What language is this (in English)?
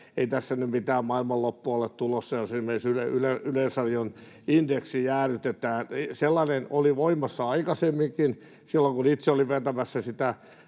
Finnish